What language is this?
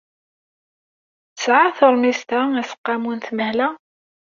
Kabyle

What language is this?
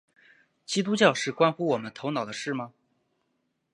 Chinese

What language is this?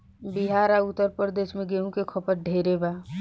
Bhojpuri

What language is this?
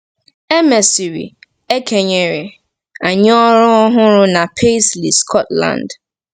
Igbo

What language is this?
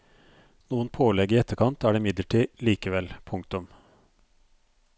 Norwegian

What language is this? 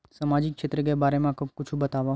Chhattisgarhi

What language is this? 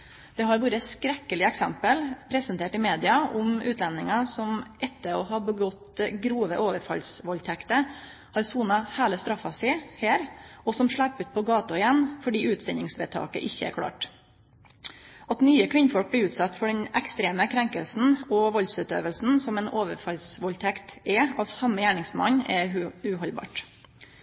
Norwegian Nynorsk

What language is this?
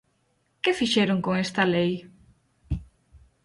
Galician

